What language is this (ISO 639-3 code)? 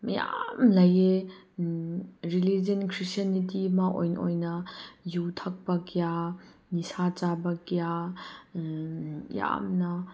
mni